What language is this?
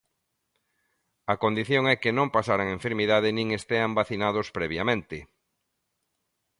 Galician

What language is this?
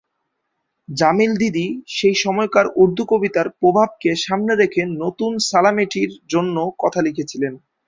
Bangla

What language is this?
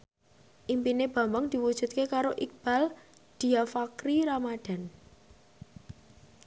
Javanese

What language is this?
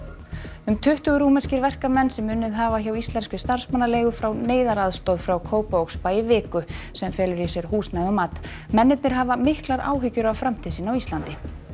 Icelandic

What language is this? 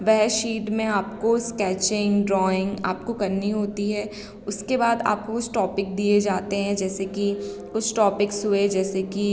Hindi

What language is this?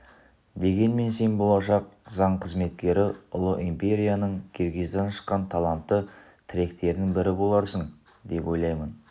Kazakh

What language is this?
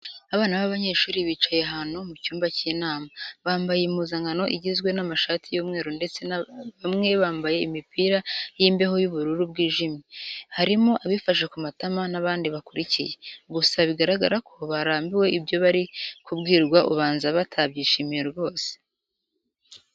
Kinyarwanda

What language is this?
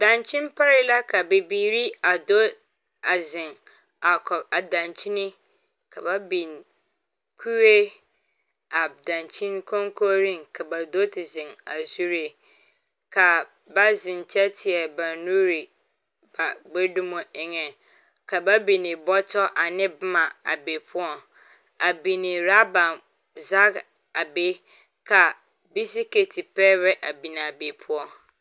Southern Dagaare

